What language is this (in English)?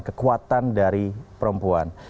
Indonesian